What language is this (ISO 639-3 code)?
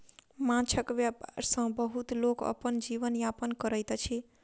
mai